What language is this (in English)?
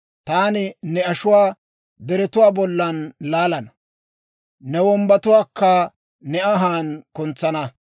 Dawro